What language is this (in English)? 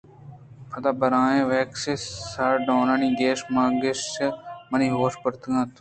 Eastern Balochi